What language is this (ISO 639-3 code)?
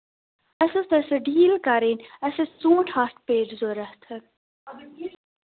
kas